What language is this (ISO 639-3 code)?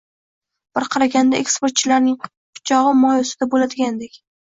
uzb